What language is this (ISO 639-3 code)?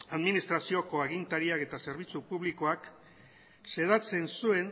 eus